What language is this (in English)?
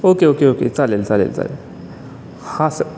Marathi